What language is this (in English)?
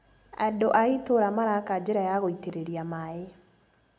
Kikuyu